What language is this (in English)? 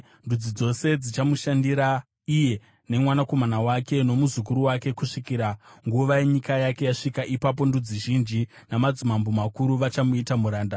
Shona